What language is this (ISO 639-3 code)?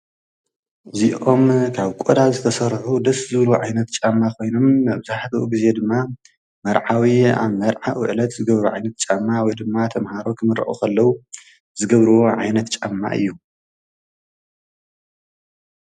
tir